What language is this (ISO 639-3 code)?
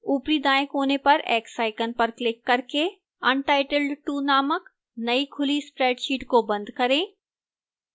hin